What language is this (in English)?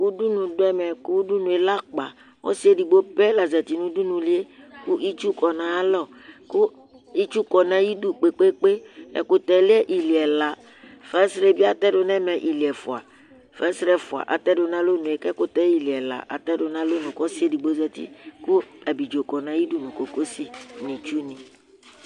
Ikposo